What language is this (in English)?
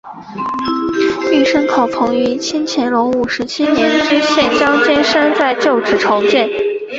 Chinese